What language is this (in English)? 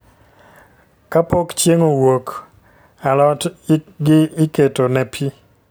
Luo (Kenya and Tanzania)